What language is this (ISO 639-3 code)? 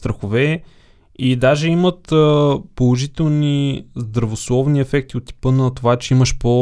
bul